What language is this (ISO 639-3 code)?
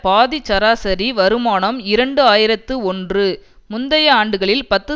tam